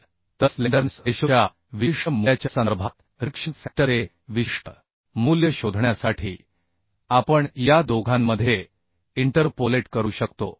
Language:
Marathi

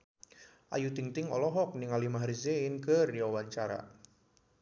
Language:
Sundanese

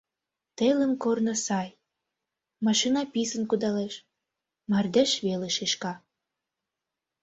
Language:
Mari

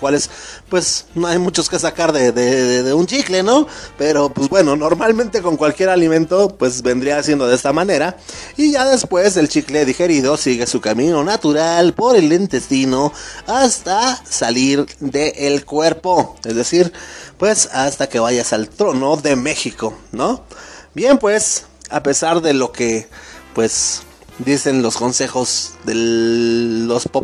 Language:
Spanish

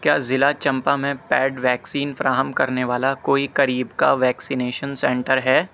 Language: Urdu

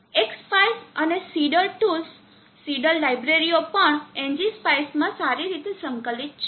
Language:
Gujarati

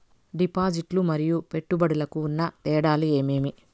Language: Telugu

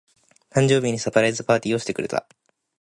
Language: Japanese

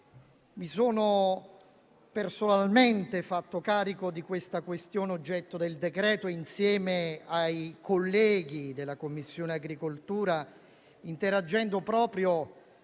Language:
Italian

